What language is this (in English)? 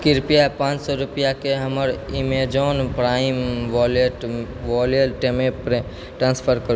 Maithili